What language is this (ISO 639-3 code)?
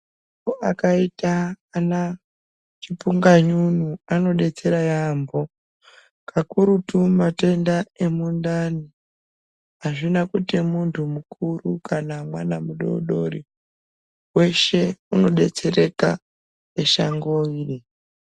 ndc